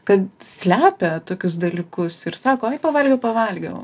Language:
Lithuanian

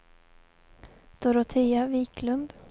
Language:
Swedish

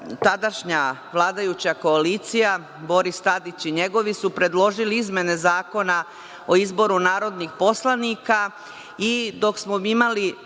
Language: Serbian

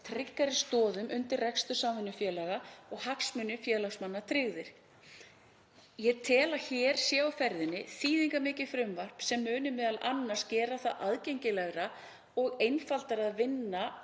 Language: Icelandic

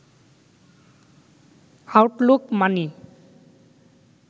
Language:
Bangla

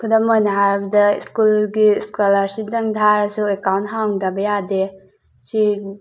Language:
Manipuri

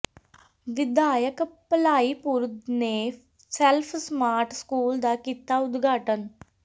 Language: Punjabi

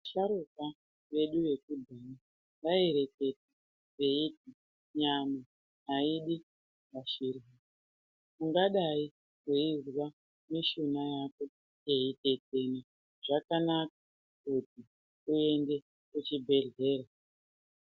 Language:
Ndau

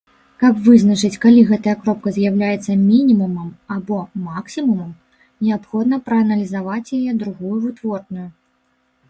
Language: Belarusian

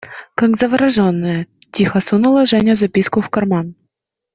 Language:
Russian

